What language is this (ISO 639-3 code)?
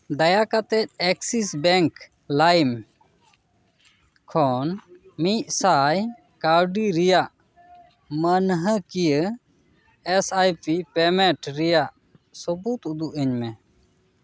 sat